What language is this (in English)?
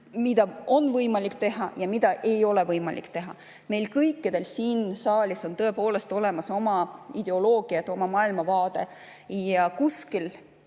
Estonian